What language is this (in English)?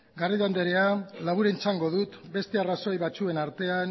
Basque